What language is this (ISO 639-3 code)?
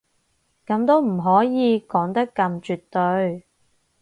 yue